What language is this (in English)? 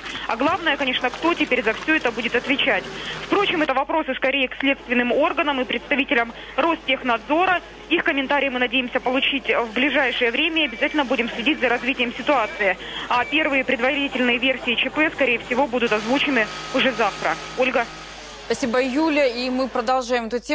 Russian